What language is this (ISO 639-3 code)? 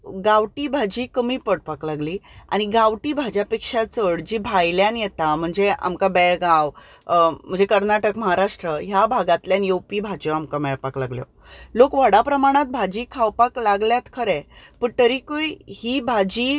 kok